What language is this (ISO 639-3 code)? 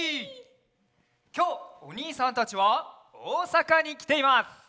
jpn